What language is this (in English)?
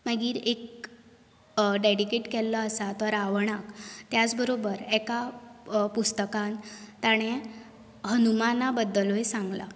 Konkani